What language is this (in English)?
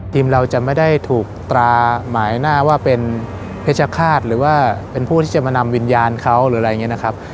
Thai